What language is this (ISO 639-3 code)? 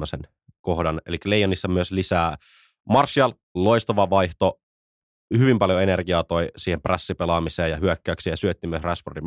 fin